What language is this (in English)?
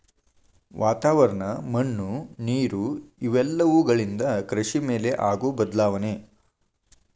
Kannada